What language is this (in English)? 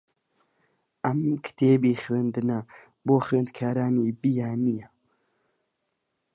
Central Kurdish